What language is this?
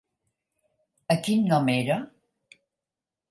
Catalan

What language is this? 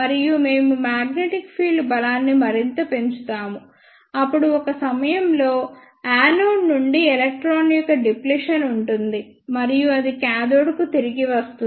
Telugu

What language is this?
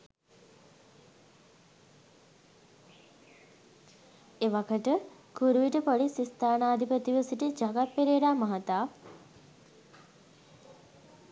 Sinhala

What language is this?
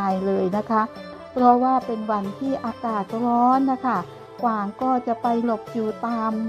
Thai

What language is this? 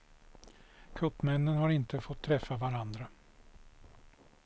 Swedish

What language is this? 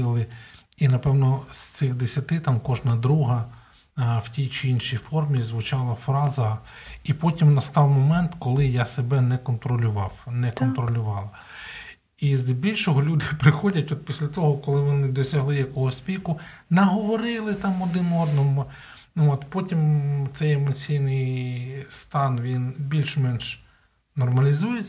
Ukrainian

